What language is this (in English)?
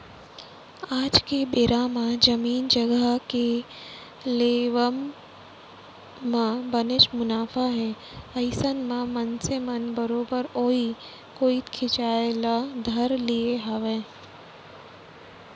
Chhattisgarhi